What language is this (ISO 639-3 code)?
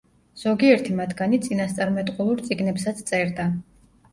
kat